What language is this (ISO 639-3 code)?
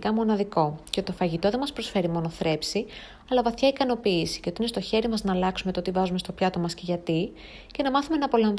ell